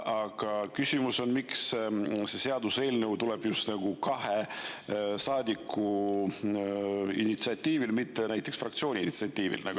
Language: Estonian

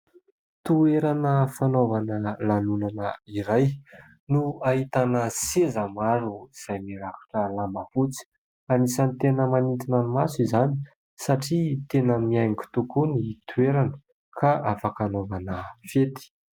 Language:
Malagasy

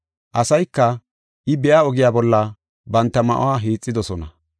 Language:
Gofa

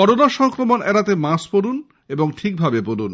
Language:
Bangla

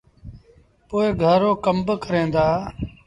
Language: Sindhi Bhil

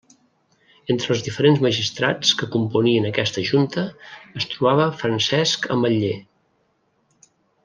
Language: Catalan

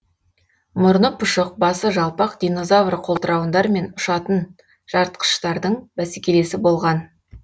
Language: Kazakh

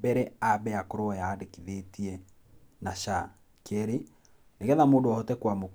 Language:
Kikuyu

